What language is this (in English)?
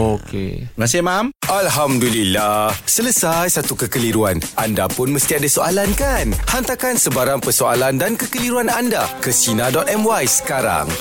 Malay